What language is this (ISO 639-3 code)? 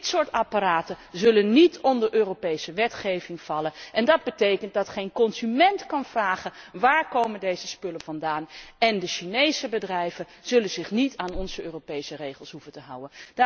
nld